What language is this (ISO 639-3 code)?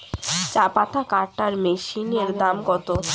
ben